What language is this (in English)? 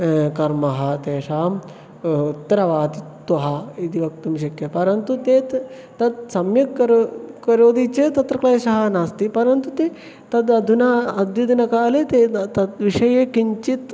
Sanskrit